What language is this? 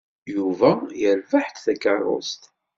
Kabyle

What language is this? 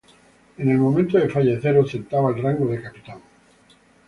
Spanish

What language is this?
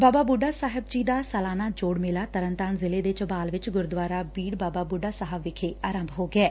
Punjabi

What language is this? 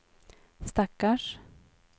Swedish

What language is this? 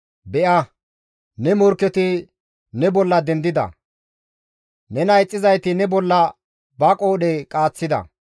Gamo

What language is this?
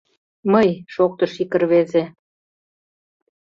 Mari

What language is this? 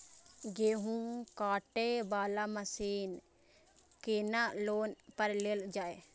Maithili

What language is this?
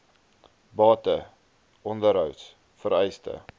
Afrikaans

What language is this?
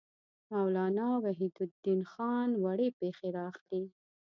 Pashto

